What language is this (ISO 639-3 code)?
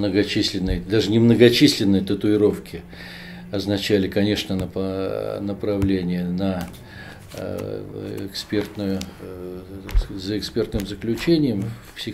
rus